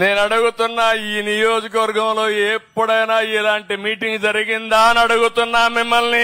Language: Telugu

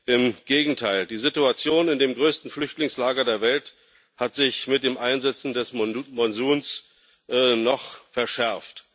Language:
German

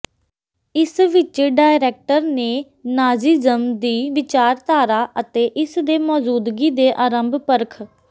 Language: Punjabi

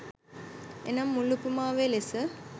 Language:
Sinhala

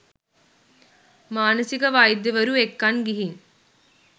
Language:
Sinhala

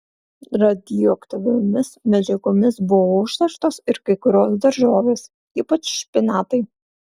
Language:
Lithuanian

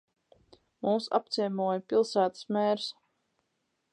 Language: Latvian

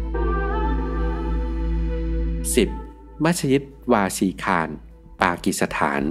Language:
Thai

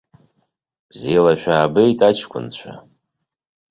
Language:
Abkhazian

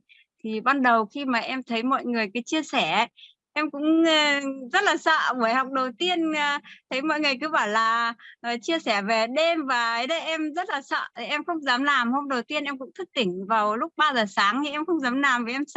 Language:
Vietnamese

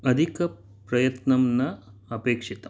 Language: Sanskrit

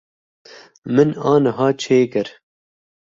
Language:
Kurdish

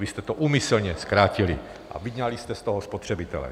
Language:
Czech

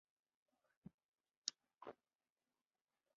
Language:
Chinese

